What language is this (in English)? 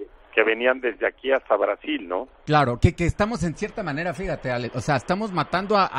Spanish